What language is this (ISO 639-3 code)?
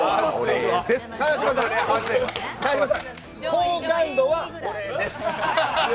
jpn